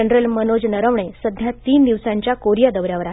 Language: Marathi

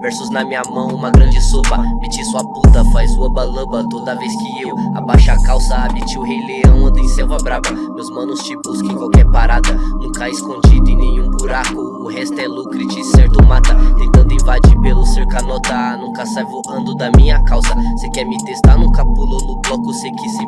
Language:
Portuguese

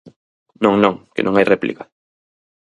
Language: Galician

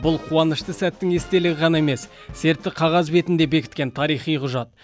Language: Kazakh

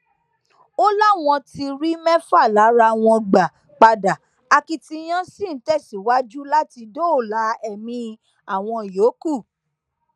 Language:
Yoruba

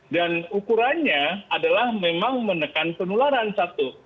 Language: Indonesian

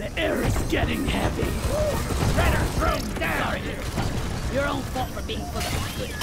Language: English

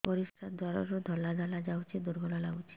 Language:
Odia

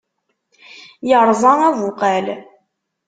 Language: Kabyle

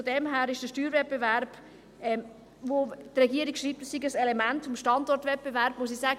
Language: Swiss German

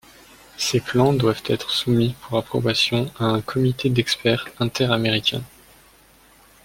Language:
French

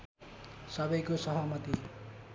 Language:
Nepali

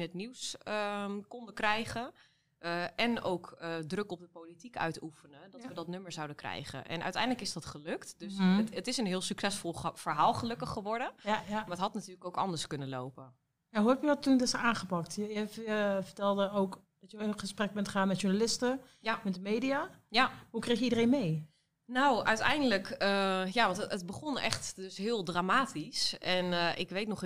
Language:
Dutch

